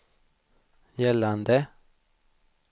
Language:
Swedish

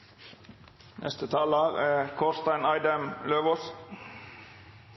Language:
Norwegian Nynorsk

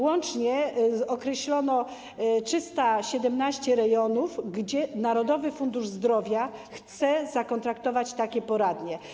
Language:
Polish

